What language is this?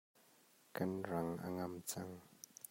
Hakha Chin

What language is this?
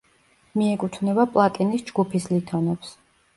Georgian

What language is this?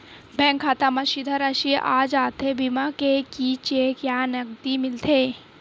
Chhattisgarhi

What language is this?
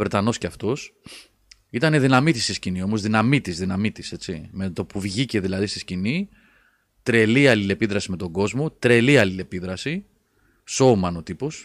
Greek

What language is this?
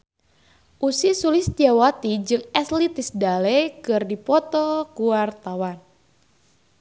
Sundanese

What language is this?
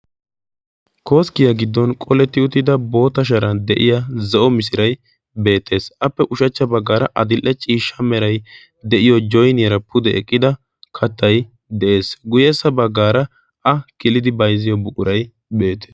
Wolaytta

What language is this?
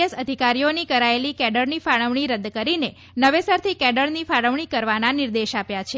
Gujarati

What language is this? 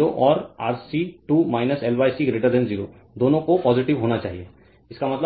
Hindi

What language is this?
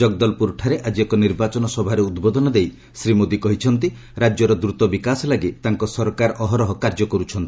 Odia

